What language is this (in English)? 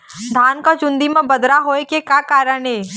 Chhattisgarhi